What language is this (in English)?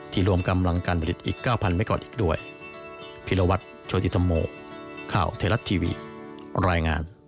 Thai